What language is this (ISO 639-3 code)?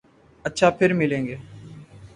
urd